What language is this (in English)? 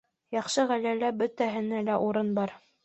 Bashkir